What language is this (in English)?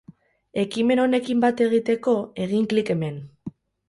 Basque